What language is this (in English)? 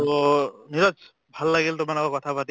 Assamese